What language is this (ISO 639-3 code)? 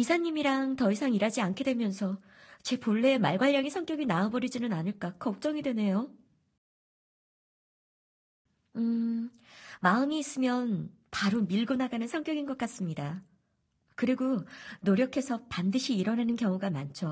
kor